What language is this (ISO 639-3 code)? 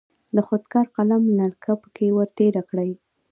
pus